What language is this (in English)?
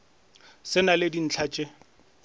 Northern Sotho